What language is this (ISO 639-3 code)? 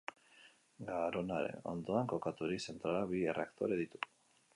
eus